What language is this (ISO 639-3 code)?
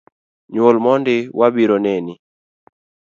luo